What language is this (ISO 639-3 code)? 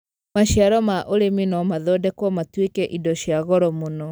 kik